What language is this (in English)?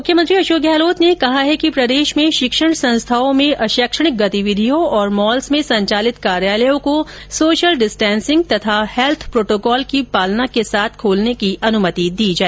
Hindi